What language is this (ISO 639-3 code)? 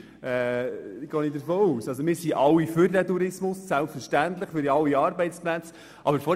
gsw